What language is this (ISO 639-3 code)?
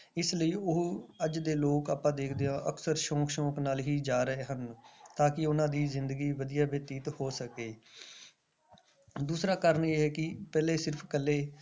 pan